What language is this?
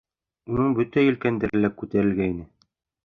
Bashkir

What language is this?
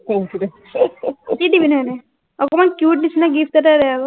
Assamese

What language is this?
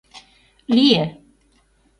Mari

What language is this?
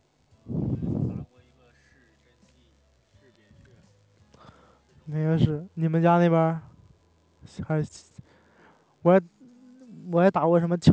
Chinese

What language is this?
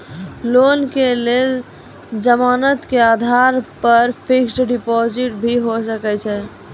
Maithili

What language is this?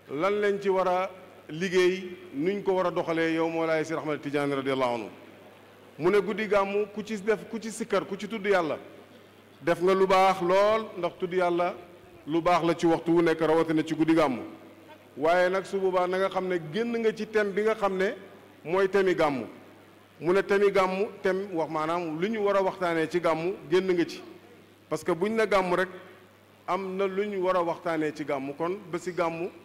Arabic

